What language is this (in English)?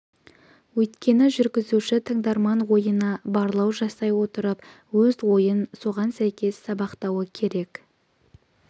Kazakh